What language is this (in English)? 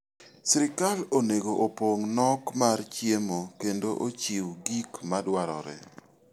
Luo (Kenya and Tanzania)